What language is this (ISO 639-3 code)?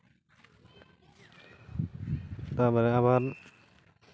sat